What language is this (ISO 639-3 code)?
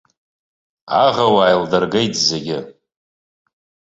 abk